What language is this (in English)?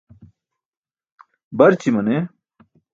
Burushaski